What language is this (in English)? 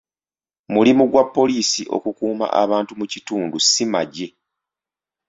Ganda